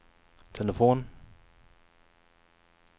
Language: Swedish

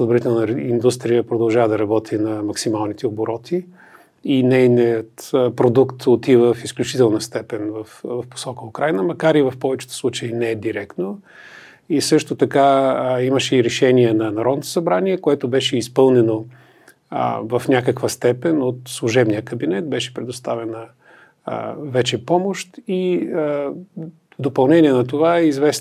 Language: Bulgarian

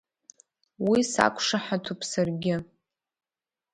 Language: Abkhazian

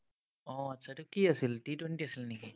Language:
Assamese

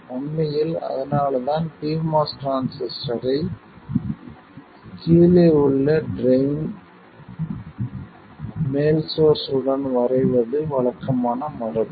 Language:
Tamil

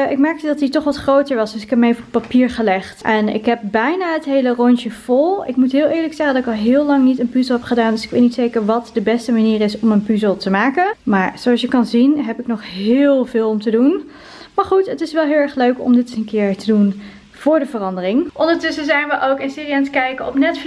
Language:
Dutch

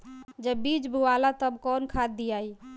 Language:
Bhojpuri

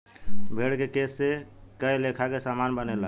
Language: Bhojpuri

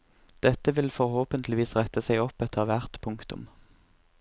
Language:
Norwegian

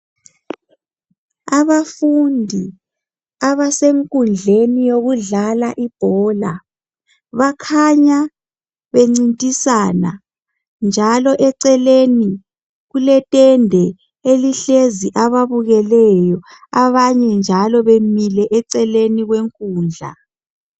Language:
North Ndebele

